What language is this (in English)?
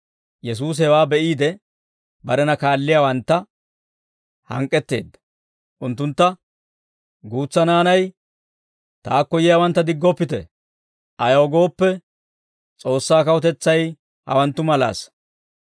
Dawro